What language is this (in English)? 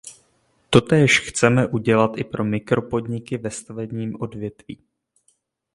Czech